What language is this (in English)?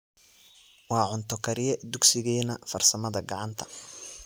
Somali